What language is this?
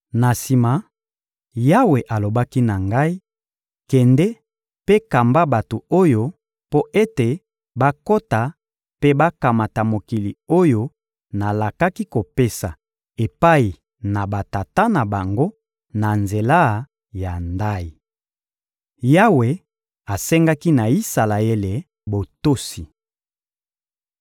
Lingala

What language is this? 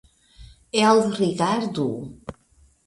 Esperanto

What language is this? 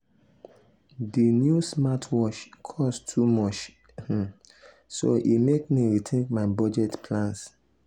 Nigerian Pidgin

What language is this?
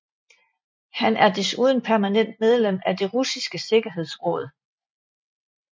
Danish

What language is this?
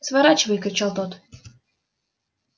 Russian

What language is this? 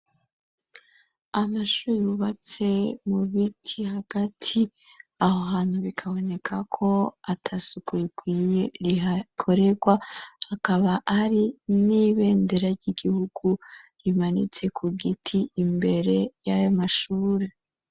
Rundi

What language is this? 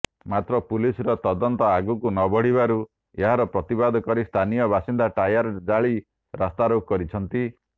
Odia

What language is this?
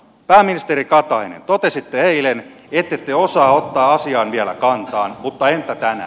Finnish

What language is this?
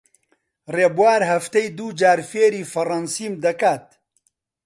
Central Kurdish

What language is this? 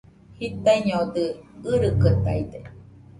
Nüpode Huitoto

